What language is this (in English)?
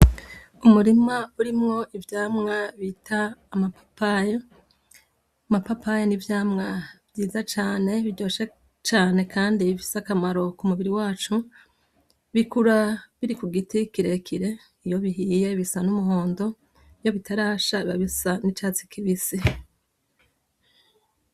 Rundi